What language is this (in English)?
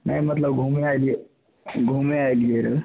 Maithili